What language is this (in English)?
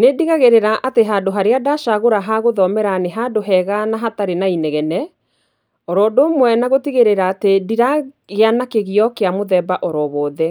Kikuyu